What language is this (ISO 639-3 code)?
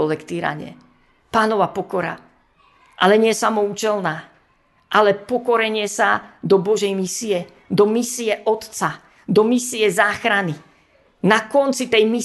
slk